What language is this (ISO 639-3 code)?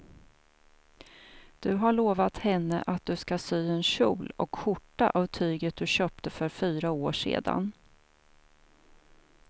swe